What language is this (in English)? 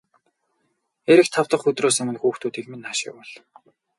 Mongolian